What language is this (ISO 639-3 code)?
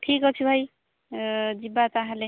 ori